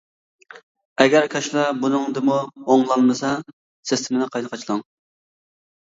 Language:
Uyghur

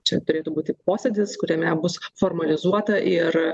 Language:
Lithuanian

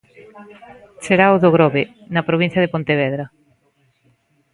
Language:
Galician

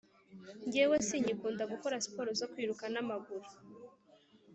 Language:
Kinyarwanda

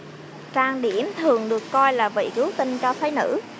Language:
Vietnamese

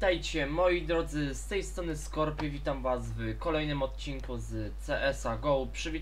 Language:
Polish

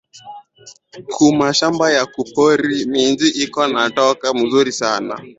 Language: Swahili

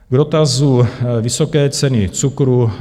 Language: Czech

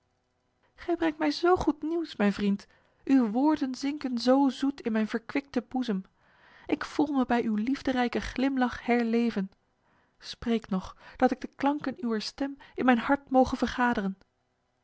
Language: Dutch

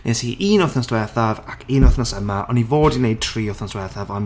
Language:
Welsh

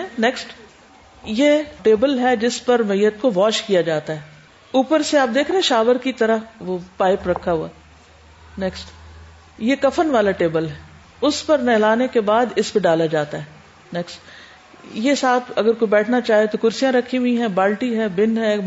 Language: Urdu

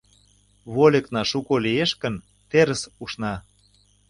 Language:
Mari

